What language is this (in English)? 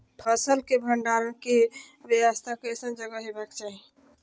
Maithili